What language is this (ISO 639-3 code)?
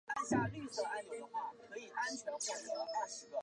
zho